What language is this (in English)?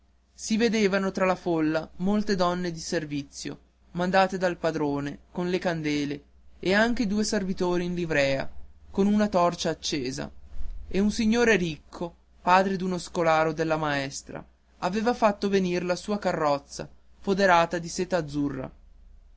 Italian